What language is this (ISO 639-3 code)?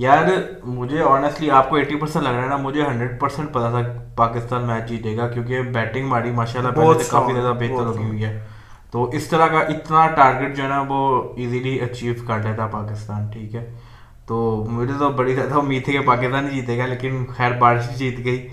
urd